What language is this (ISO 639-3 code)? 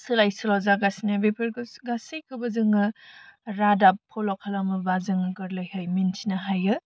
brx